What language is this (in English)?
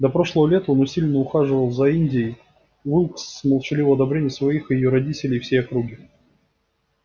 Russian